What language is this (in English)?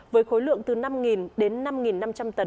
Vietnamese